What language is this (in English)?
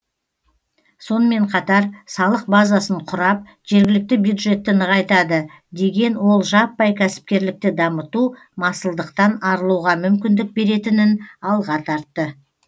Kazakh